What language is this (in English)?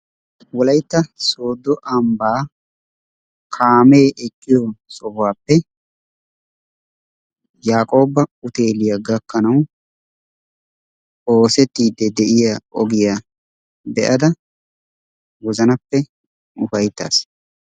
Wolaytta